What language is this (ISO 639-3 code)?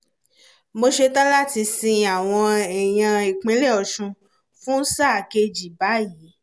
yor